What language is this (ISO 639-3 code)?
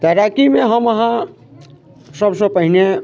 mai